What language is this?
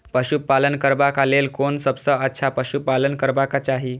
Maithili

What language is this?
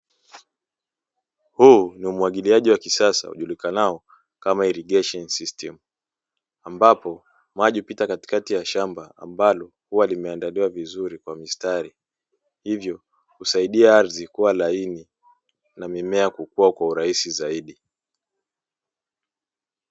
Swahili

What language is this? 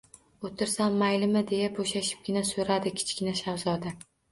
Uzbek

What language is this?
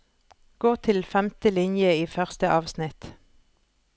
Norwegian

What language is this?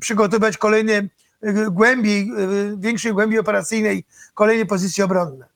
Polish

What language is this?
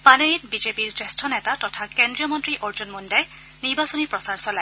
Assamese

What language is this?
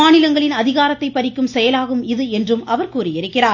Tamil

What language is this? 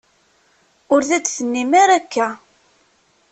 Kabyle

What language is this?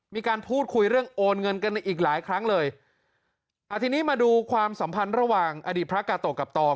Thai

